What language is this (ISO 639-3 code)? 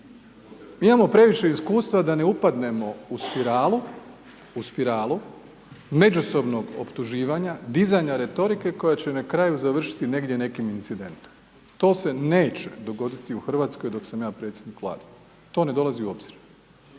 hrv